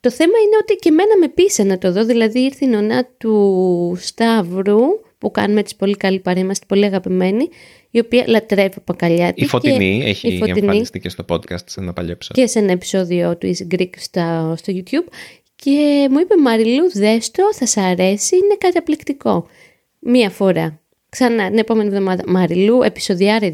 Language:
Greek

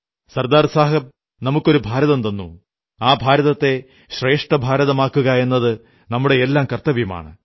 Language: Malayalam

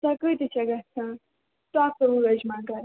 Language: Kashmiri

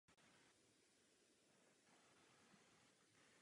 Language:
Czech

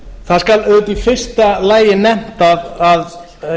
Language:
Icelandic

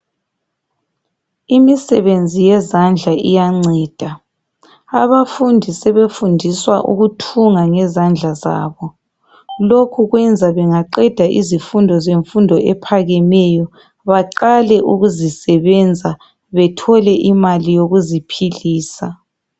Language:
North Ndebele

